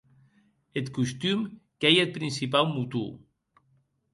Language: Occitan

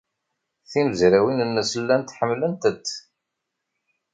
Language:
Kabyle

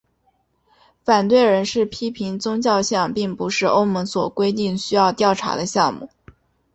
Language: Chinese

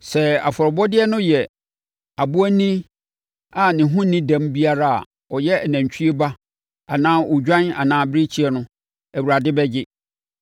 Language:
Akan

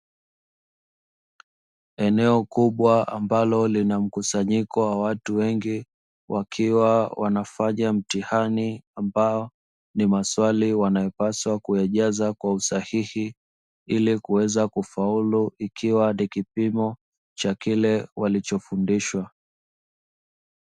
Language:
Swahili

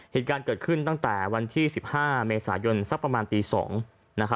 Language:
Thai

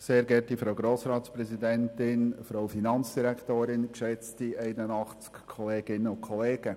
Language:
Swiss German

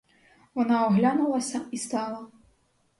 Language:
Ukrainian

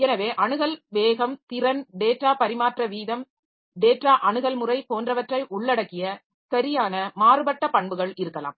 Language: Tamil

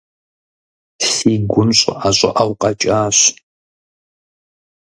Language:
Kabardian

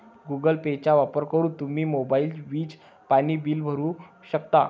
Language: Marathi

